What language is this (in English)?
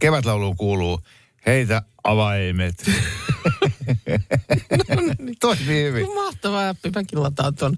Finnish